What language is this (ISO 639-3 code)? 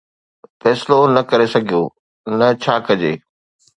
snd